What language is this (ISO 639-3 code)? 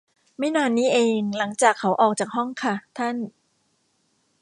tha